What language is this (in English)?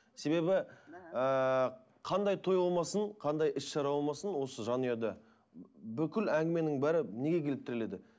Kazakh